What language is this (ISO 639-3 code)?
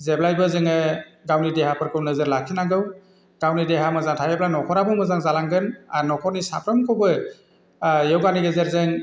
brx